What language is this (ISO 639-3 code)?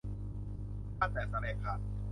tha